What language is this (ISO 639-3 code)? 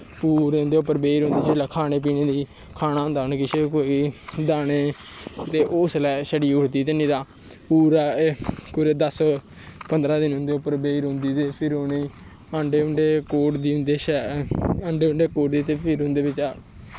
doi